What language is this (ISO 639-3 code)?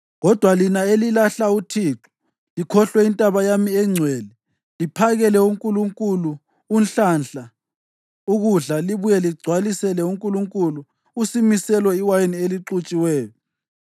nde